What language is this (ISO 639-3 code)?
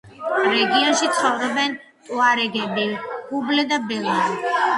kat